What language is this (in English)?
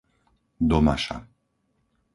Slovak